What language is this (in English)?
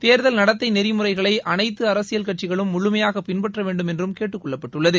Tamil